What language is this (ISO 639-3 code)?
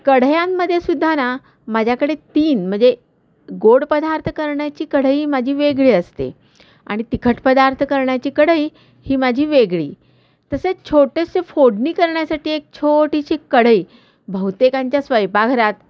mar